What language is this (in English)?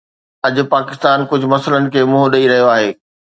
Sindhi